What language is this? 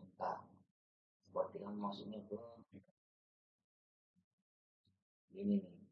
Indonesian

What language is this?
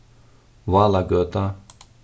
Faroese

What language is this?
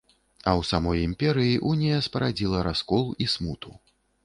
Belarusian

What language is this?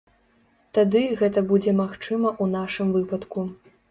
Belarusian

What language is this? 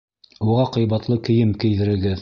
Bashkir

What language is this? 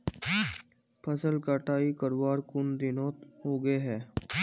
Magahi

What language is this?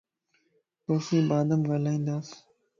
Lasi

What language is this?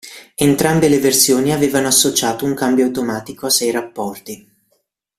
Italian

